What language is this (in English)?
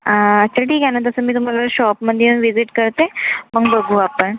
Marathi